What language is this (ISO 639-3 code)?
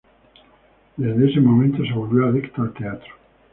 spa